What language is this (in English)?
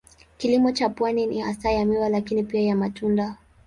Swahili